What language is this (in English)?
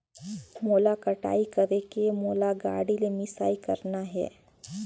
Chhattisgarhi